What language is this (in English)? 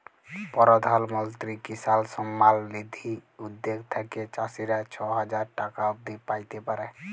Bangla